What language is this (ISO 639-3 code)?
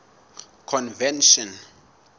sot